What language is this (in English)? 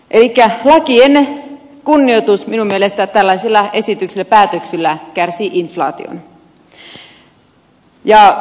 Finnish